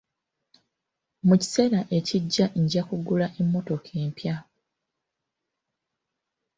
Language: Ganda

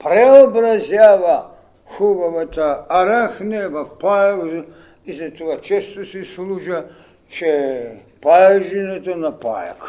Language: Bulgarian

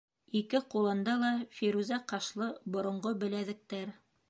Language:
Bashkir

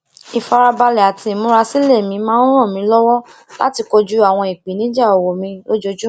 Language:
Yoruba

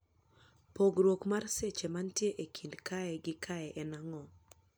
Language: Luo (Kenya and Tanzania)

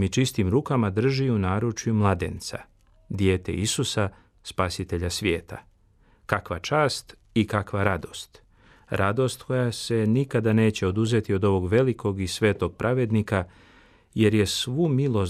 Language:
Croatian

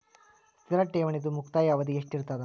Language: Kannada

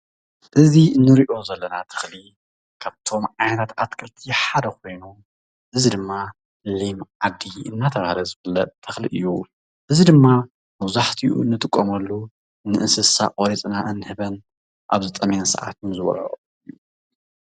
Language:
Tigrinya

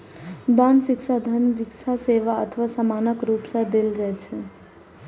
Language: Maithili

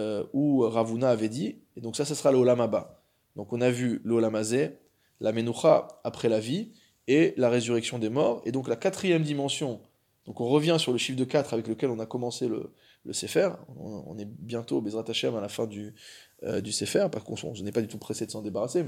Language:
French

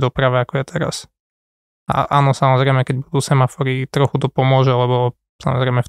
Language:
Slovak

